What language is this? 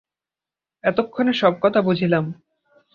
Bangla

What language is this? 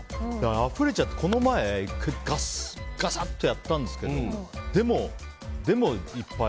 Japanese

